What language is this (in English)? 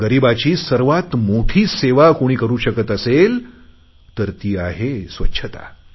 Marathi